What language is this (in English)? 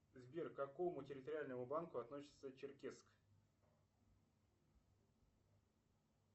Russian